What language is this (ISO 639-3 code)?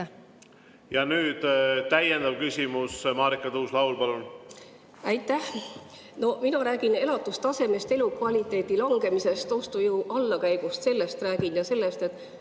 est